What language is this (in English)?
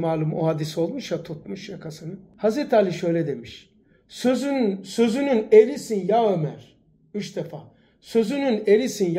Turkish